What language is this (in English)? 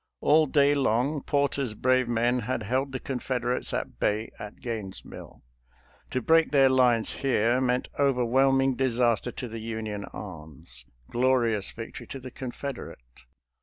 English